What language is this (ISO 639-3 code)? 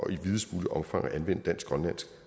dan